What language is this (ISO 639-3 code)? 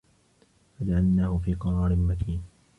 ara